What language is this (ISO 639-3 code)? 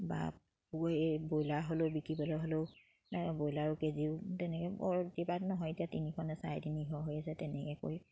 asm